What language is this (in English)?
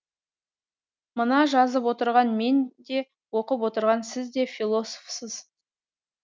Kazakh